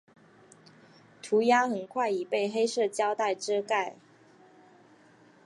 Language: Chinese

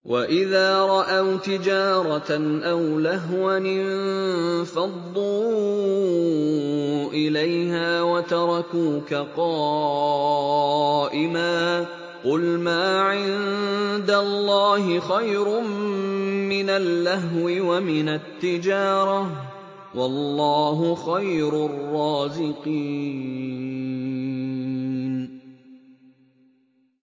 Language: Arabic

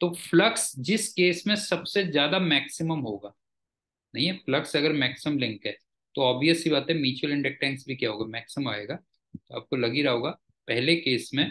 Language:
Hindi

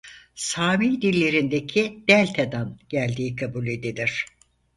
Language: Turkish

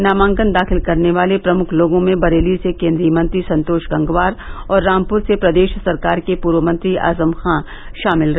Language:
Hindi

